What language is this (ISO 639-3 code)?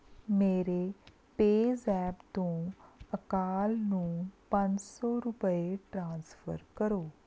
pan